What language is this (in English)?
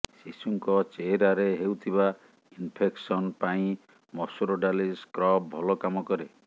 Odia